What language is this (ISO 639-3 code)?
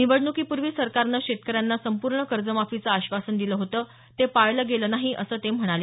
mar